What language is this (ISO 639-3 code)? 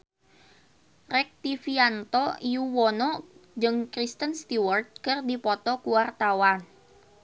sun